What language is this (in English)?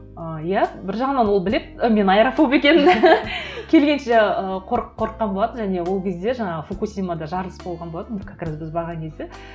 Kazakh